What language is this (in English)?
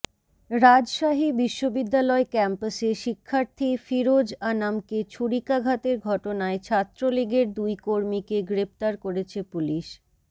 Bangla